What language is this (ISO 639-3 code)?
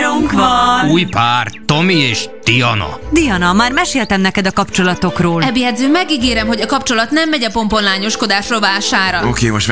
hun